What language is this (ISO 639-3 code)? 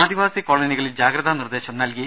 mal